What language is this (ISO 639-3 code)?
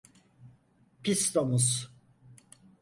tur